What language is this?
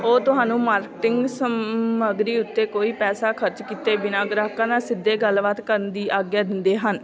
Punjabi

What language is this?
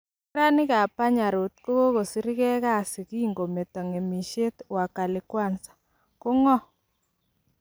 Kalenjin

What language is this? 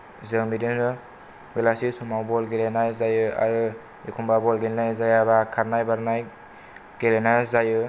Bodo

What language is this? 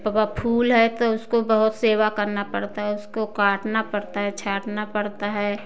Hindi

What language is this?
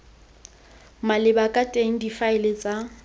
Tswana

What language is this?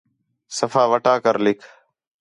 Khetrani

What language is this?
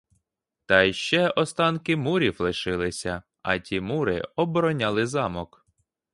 Ukrainian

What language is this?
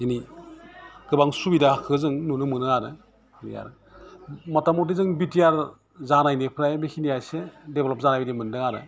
Bodo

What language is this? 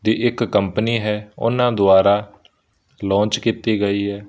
Punjabi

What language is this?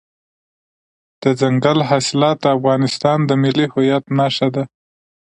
Pashto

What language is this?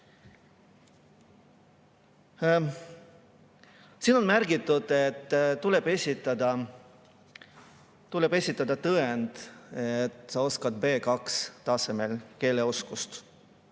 Estonian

